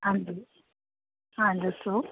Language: Punjabi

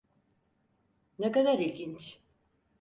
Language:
Turkish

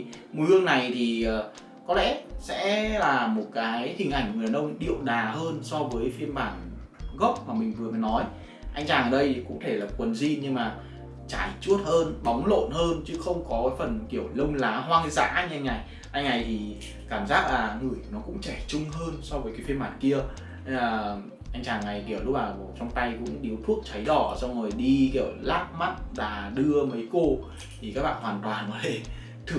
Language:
Vietnamese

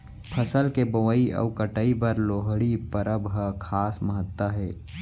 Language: Chhattisgarhi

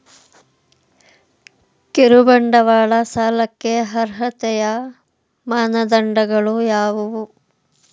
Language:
Kannada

